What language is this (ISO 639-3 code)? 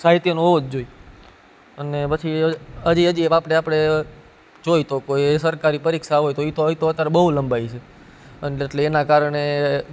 guj